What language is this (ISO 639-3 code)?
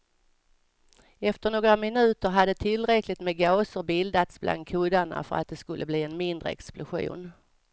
swe